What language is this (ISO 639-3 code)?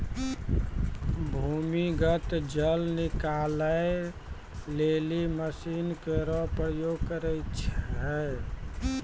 mai